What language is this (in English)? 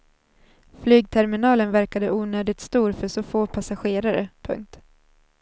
Swedish